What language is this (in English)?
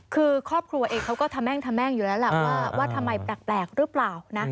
Thai